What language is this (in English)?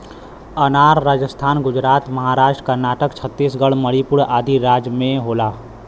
Bhojpuri